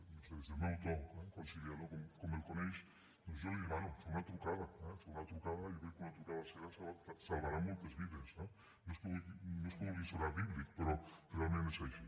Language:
Catalan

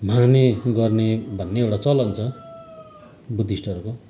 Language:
Nepali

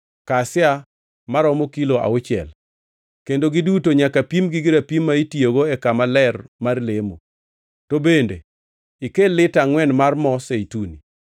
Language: Luo (Kenya and Tanzania)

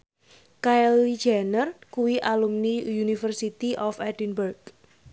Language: Javanese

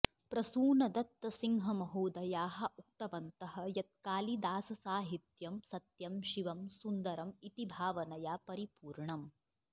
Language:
Sanskrit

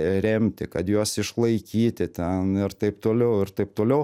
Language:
Lithuanian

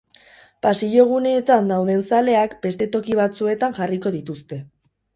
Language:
Basque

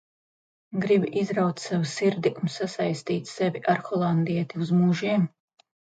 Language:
Latvian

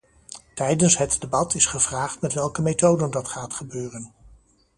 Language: Dutch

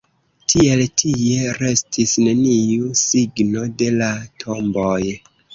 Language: Esperanto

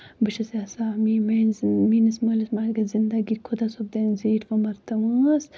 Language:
Kashmiri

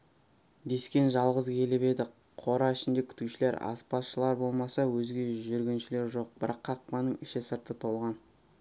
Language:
Kazakh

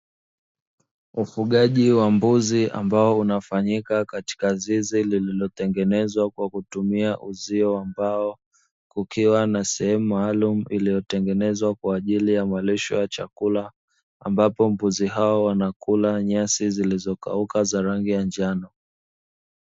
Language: Swahili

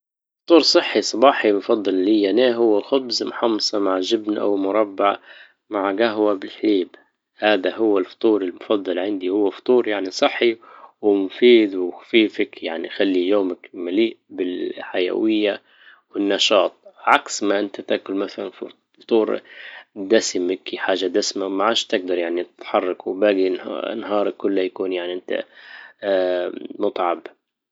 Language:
Libyan Arabic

